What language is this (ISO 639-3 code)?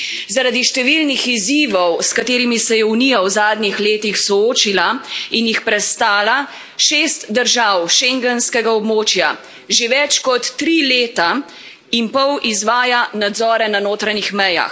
slv